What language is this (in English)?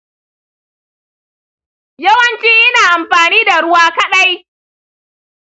Hausa